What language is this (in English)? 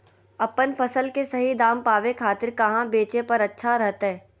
Magahi